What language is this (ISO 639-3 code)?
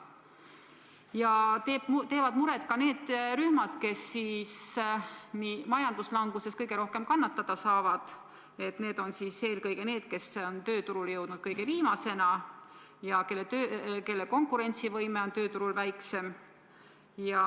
est